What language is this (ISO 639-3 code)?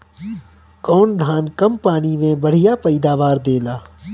bho